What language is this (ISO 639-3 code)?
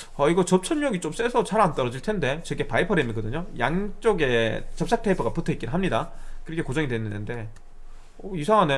kor